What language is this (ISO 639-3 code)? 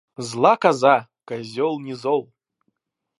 rus